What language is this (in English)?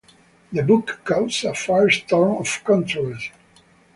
English